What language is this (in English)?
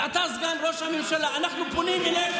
Hebrew